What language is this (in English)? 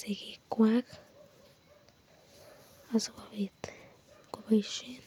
Kalenjin